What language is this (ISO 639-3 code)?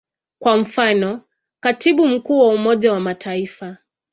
swa